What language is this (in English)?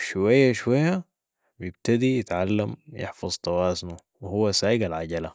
Sudanese Arabic